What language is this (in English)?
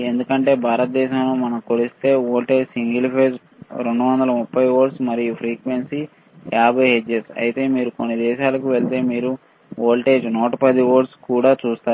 Telugu